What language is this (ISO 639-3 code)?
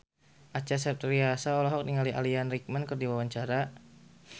sun